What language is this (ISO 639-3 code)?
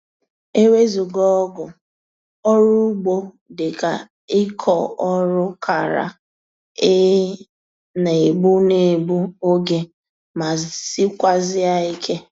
ibo